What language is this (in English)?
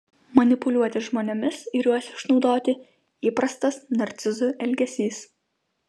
Lithuanian